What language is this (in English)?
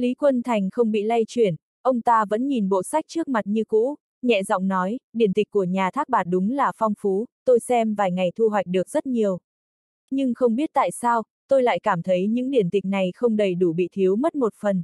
Vietnamese